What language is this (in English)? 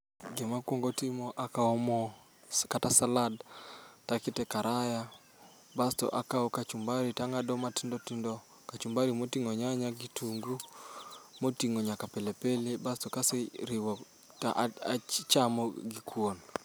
Luo (Kenya and Tanzania)